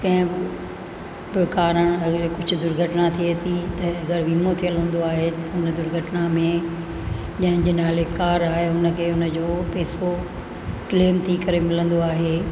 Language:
Sindhi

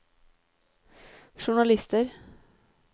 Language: Norwegian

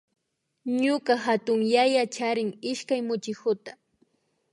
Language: Imbabura Highland Quichua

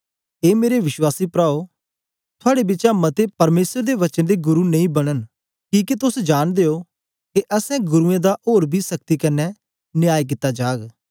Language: Dogri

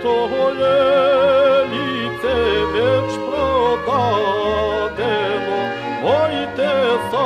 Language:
Bulgarian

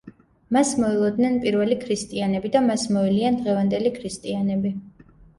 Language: Georgian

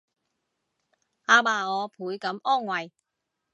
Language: Cantonese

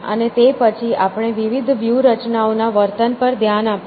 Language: Gujarati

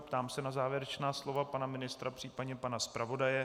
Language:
Czech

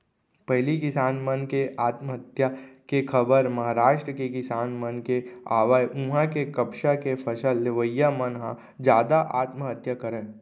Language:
Chhattisgarhi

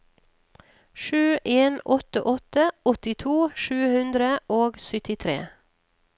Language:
Norwegian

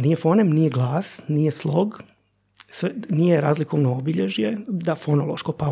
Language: Croatian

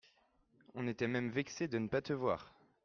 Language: French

